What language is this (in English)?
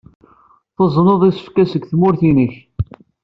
Kabyle